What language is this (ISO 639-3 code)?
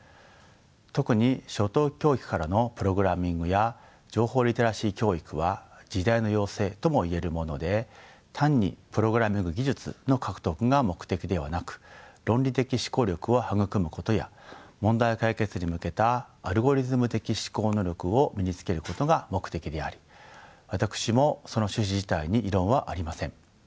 jpn